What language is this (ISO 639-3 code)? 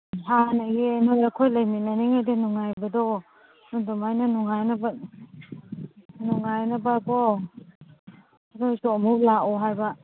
mni